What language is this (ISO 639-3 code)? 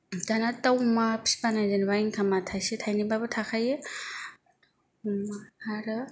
brx